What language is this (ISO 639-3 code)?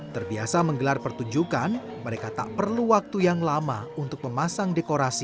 ind